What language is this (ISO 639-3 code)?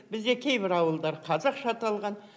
kaz